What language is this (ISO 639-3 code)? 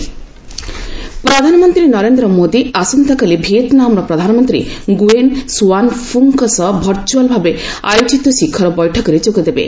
ori